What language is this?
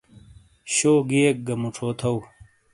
Shina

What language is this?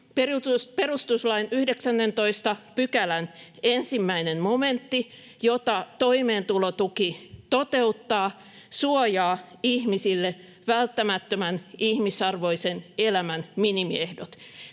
Finnish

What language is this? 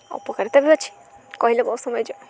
Odia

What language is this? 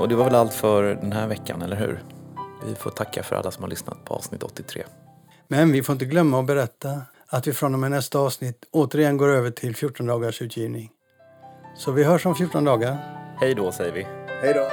Swedish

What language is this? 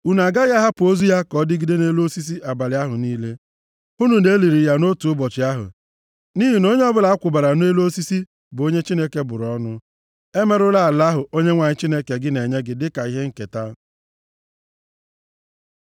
Igbo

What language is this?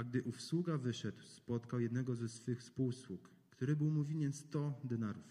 Polish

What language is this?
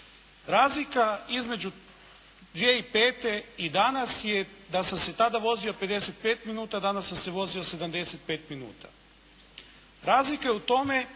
Croatian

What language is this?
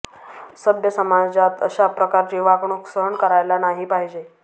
Marathi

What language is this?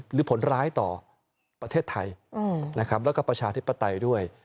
Thai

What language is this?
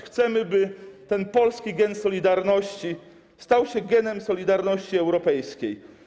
Polish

